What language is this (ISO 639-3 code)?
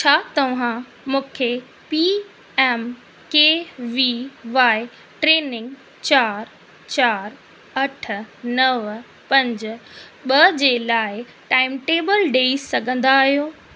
snd